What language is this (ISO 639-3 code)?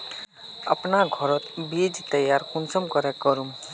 mag